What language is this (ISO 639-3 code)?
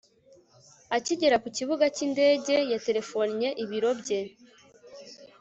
kin